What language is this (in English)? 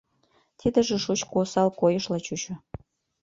Mari